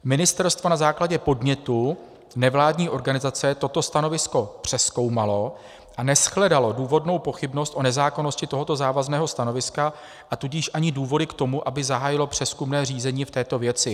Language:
Czech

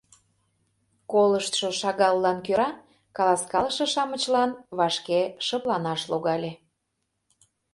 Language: Mari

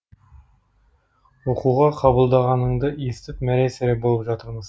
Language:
Kazakh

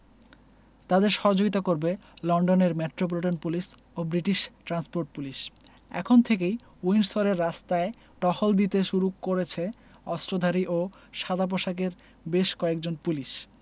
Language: Bangla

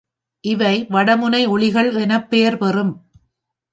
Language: Tamil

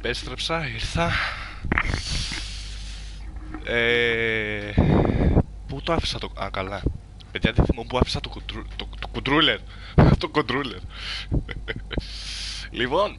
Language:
Greek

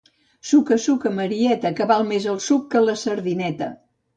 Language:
Catalan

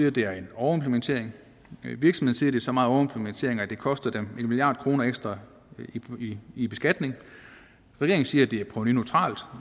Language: Danish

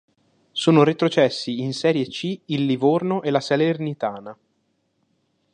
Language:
Italian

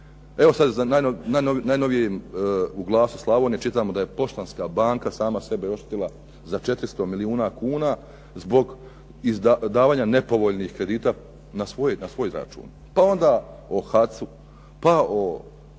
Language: Croatian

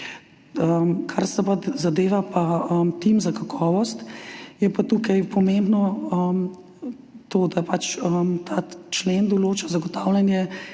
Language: Slovenian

